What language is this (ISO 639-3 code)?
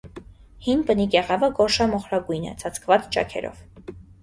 hye